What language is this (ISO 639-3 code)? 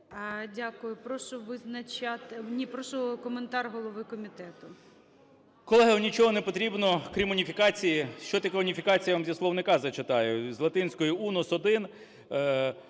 ukr